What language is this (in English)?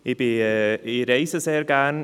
Swiss German